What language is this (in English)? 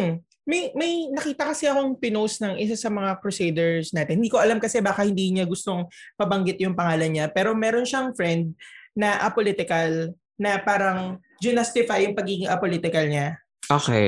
Filipino